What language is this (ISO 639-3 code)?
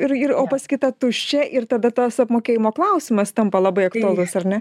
lit